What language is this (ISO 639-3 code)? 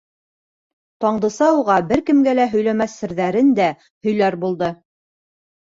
bak